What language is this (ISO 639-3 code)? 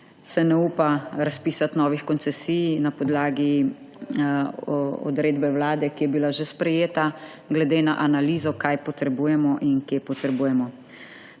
slv